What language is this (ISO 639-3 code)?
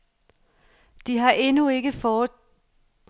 dan